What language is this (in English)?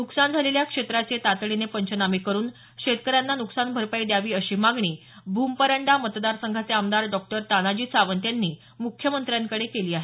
Marathi